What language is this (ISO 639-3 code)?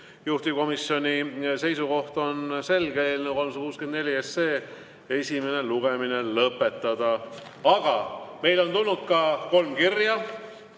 est